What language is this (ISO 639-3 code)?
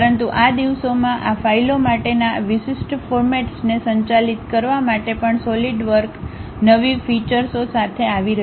guj